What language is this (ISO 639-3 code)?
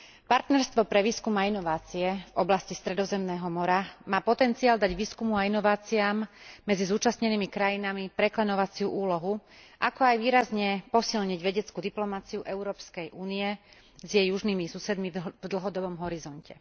slk